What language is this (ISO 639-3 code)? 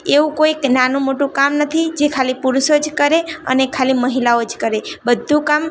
guj